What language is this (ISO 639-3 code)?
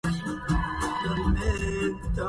ara